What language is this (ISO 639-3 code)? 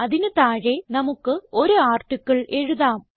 mal